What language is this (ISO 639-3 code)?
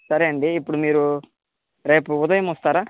tel